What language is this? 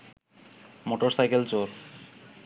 Bangla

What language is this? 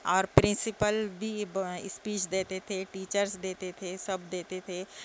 Urdu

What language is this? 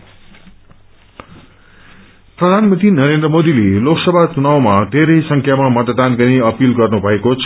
Nepali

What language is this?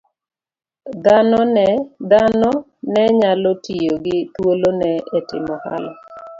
Luo (Kenya and Tanzania)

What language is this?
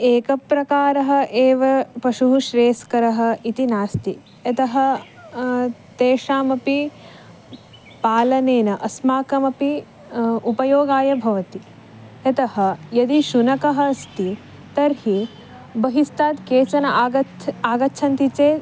Sanskrit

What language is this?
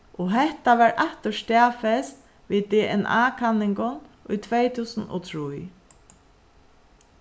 Faroese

